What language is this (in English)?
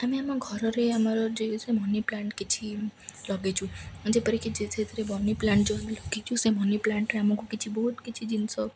Odia